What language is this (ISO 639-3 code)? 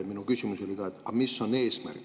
est